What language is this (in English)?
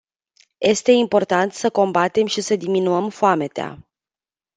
Romanian